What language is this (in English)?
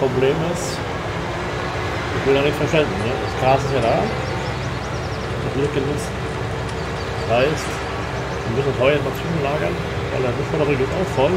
German